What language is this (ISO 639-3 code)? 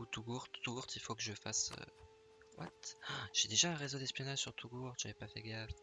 fra